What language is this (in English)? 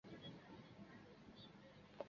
Chinese